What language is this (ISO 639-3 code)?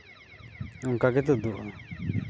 sat